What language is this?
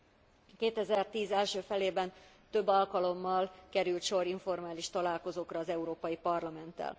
Hungarian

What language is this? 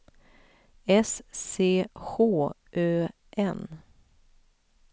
Swedish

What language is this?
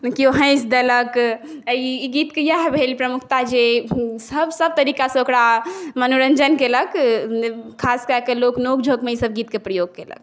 Maithili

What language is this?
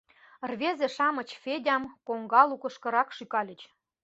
Mari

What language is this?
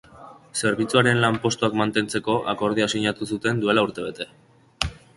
Basque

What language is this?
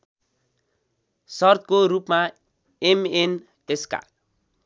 Nepali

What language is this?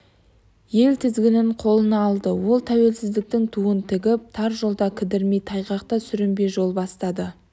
Kazakh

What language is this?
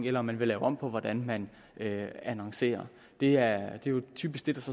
Danish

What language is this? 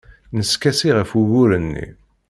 Kabyle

